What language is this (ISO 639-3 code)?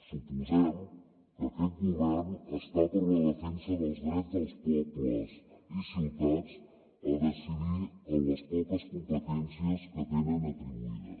cat